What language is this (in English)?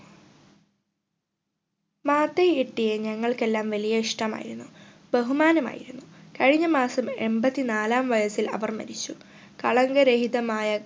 Malayalam